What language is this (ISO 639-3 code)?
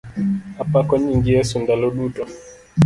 luo